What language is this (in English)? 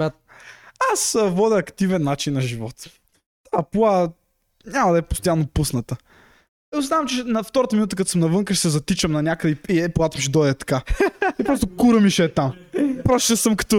Bulgarian